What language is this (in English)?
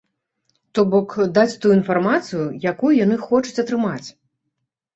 Belarusian